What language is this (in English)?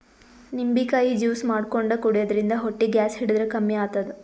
Kannada